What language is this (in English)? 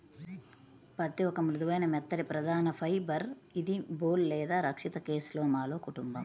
Telugu